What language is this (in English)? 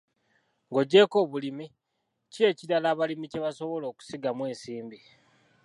Ganda